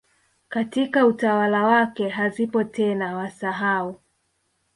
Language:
Swahili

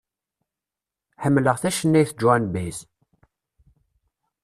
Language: Kabyle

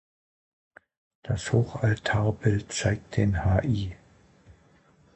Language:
German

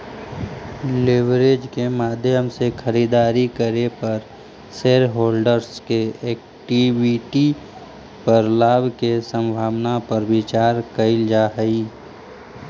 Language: Magahi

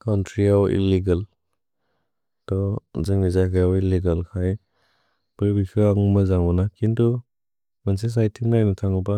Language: Bodo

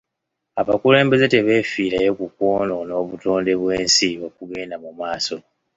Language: Ganda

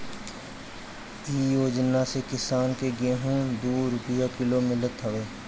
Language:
Bhojpuri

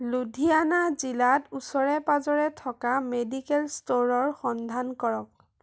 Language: Assamese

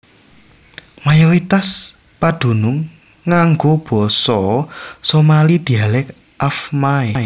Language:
Javanese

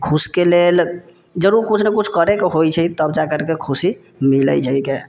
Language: Maithili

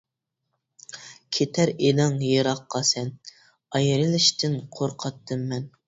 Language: Uyghur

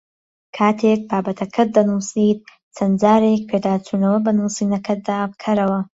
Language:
Central Kurdish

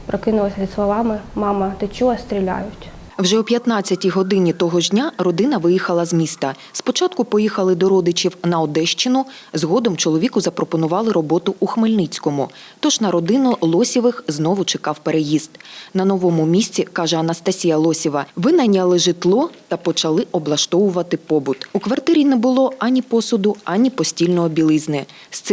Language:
Ukrainian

